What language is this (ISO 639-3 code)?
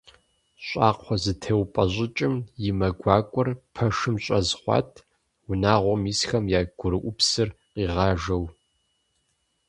kbd